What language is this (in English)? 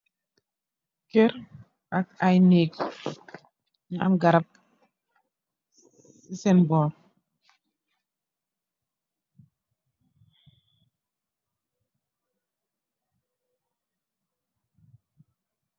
Wolof